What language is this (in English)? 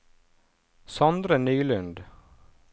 Norwegian